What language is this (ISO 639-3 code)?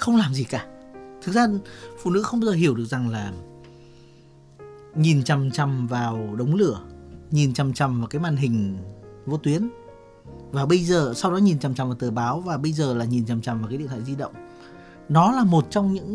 vie